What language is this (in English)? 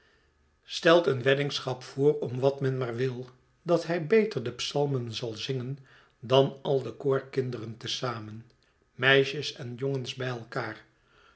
Dutch